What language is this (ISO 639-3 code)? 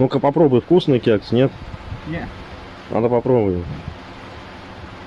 rus